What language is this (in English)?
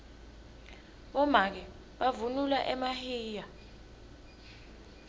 Swati